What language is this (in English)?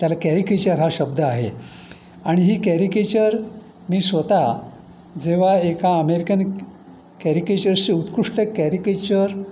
Marathi